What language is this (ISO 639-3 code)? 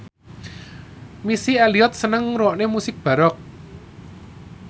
jav